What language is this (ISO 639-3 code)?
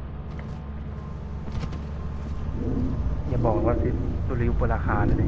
tha